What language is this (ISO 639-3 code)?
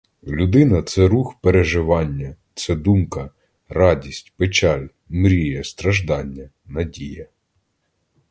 ukr